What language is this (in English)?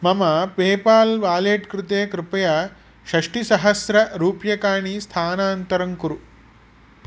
Sanskrit